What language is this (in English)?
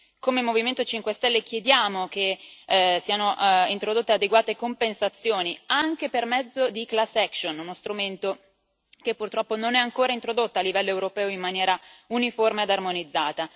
Italian